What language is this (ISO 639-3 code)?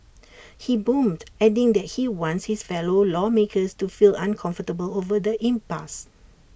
eng